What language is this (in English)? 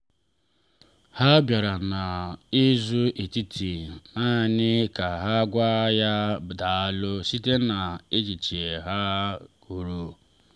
Igbo